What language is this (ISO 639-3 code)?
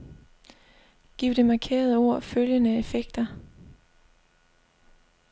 dan